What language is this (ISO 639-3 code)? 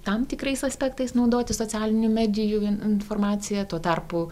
lit